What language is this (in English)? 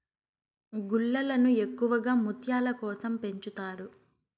Telugu